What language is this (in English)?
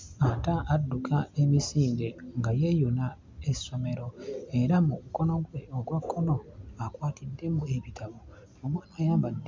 Ganda